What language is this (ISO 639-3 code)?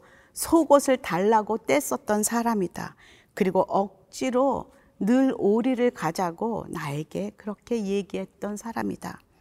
kor